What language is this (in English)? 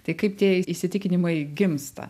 Lithuanian